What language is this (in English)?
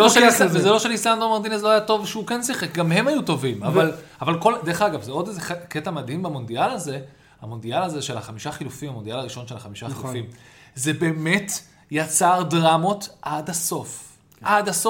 Hebrew